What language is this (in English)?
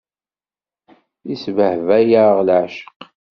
Kabyle